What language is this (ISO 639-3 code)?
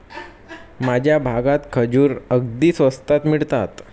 mar